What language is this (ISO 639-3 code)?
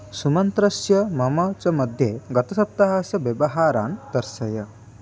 san